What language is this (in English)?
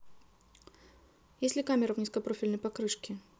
Russian